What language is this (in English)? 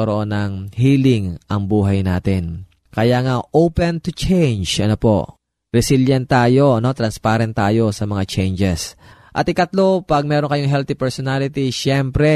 Filipino